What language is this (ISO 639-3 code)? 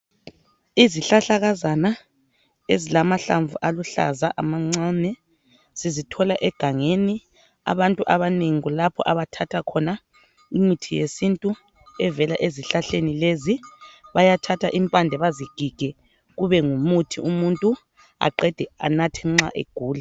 nde